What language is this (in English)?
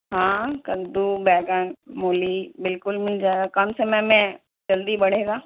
Urdu